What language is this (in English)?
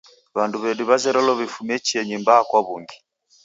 Taita